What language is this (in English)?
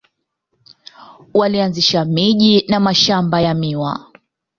Swahili